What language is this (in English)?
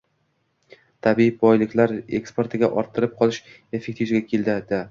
Uzbek